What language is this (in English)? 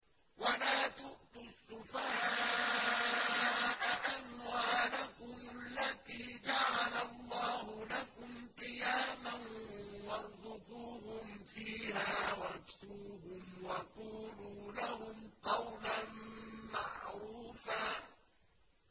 Arabic